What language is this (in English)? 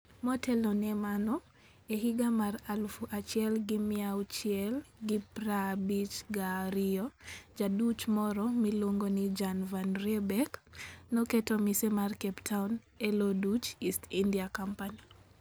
Luo (Kenya and Tanzania)